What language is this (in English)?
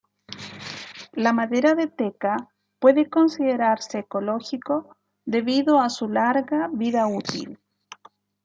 Spanish